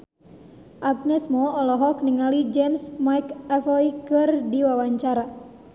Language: Sundanese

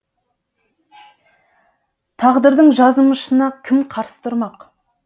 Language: Kazakh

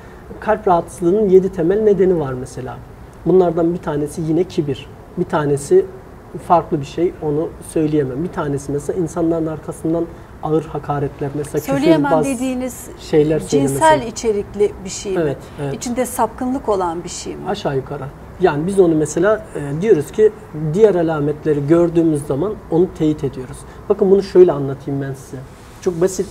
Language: Turkish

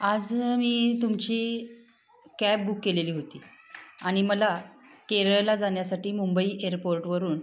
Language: Marathi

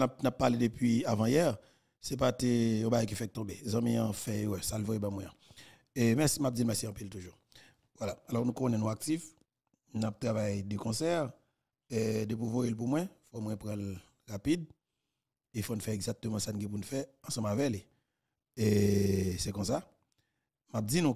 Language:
French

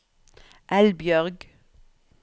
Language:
Norwegian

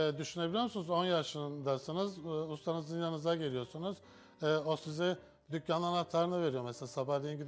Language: Turkish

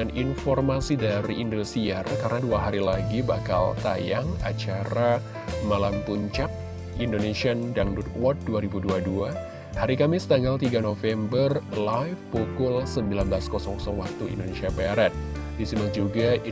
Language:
Indonesian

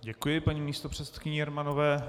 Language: Czech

